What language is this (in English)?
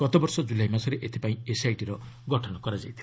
Odia